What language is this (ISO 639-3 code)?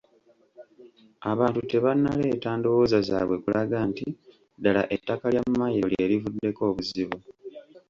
lug